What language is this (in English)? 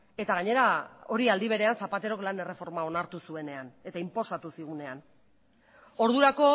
Basque